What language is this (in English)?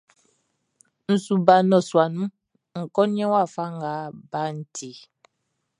Baoulé